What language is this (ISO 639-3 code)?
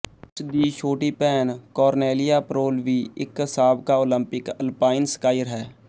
pan